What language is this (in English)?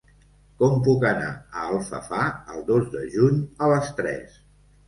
Catalan